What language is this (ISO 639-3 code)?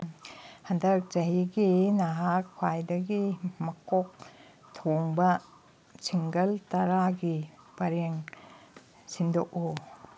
mni